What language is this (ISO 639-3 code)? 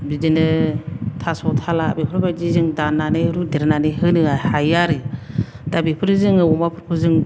brx